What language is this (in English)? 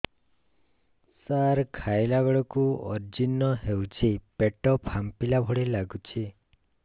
Odia